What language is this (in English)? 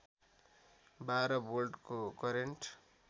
Nepali